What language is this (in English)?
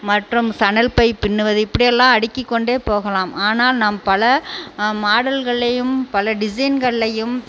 Tamil